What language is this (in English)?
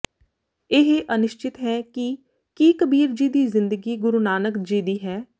Punjabi